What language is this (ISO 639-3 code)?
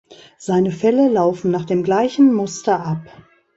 deu